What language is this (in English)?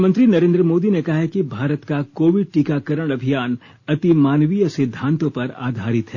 Hindi